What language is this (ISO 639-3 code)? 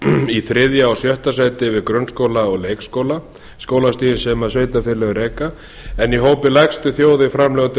isl